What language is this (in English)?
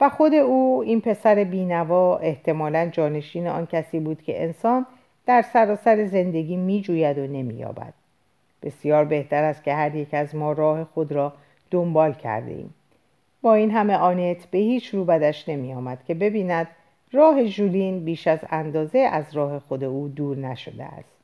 Persian